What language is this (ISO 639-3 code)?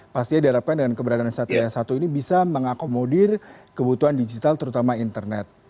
ind